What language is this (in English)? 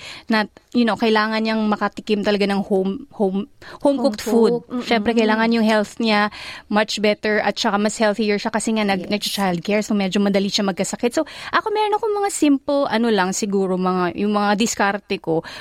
Filipino